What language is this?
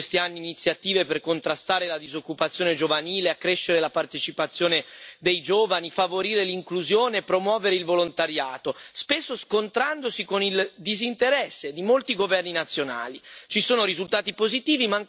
Italian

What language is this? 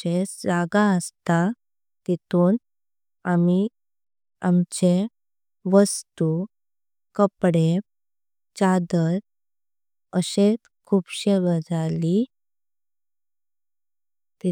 Konkani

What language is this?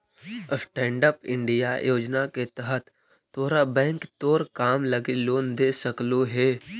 Magahi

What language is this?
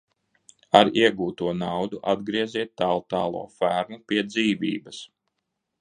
Latvian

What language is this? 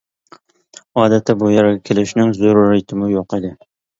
Uyghur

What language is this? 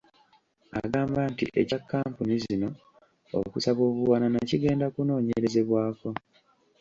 Ganda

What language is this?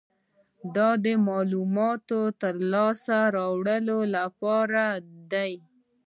Pashto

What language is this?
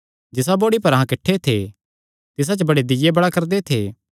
Kangri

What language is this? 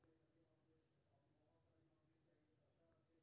Maithili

